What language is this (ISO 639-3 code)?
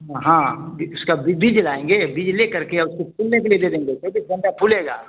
hin